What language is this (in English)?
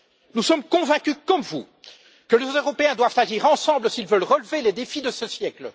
French